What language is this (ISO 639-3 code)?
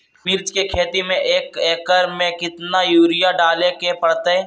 mag